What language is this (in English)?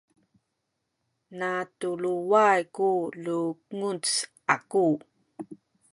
Sakizaya